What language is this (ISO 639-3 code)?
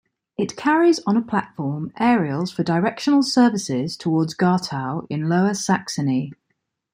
eng